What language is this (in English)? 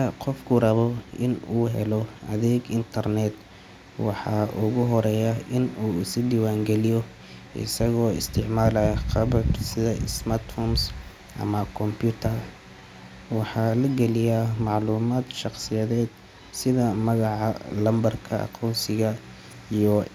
Somali